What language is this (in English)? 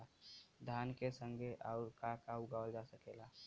Bhojpuri